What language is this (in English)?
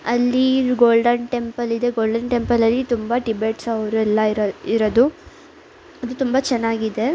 Kannada